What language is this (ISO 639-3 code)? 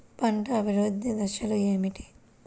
tel